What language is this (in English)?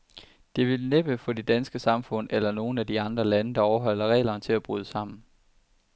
Danish